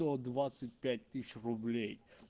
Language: Russian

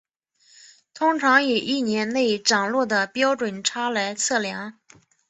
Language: Chinese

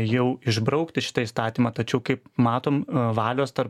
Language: Lithuanian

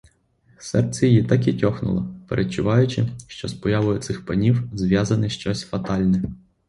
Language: Ukrainian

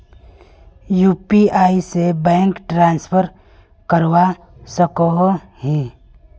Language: Magahi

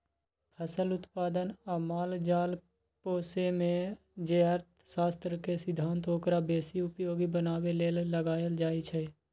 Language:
Magahi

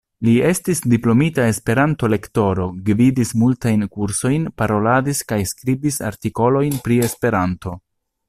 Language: Esperanto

